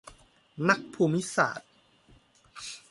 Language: Thai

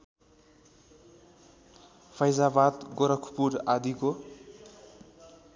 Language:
Nepali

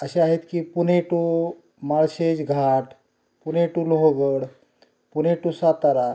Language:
Marathi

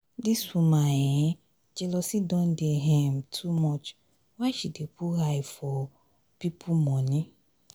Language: Nigerian Pidgin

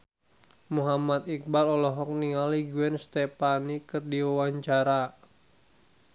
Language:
Sundanese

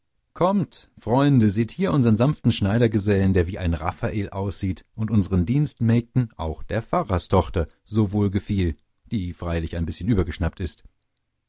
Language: German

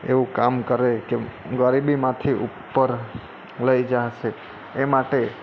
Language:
Gujarati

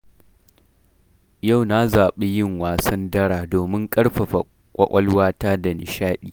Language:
Hausa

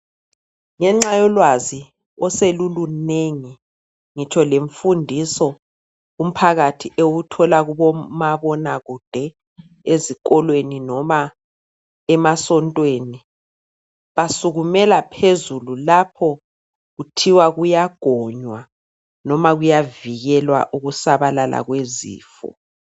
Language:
North Ndebele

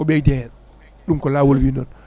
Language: Fula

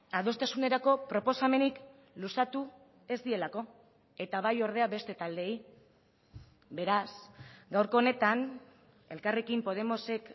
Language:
Basque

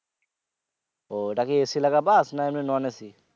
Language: Bangla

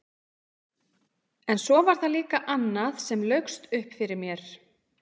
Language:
Icelandic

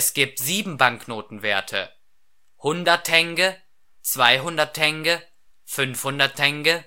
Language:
German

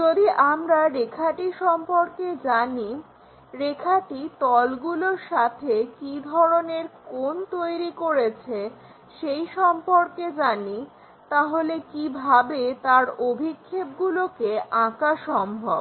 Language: Bangla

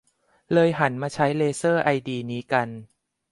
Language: Thai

